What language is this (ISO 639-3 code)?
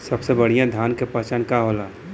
bho